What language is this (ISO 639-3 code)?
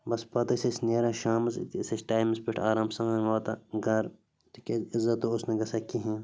kas